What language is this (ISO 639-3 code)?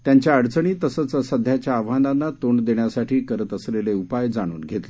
mar